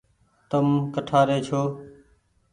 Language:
Goaria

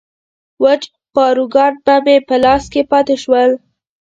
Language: Pashto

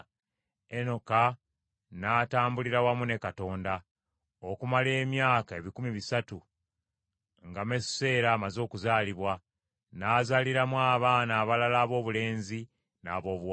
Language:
Ganda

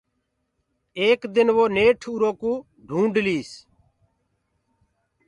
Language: Gurgula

